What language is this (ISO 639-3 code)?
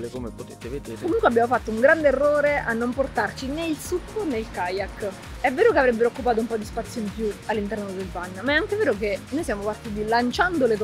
ita